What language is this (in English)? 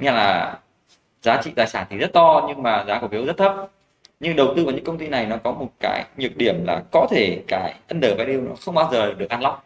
Vietnamese